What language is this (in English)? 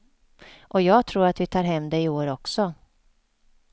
Swedish